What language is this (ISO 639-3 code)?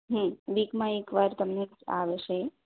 guj